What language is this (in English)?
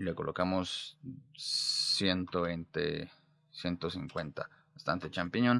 Spanish